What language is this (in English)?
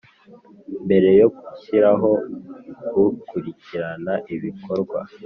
Kinyarwanda